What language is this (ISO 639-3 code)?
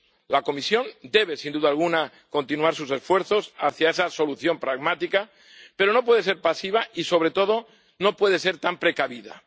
spa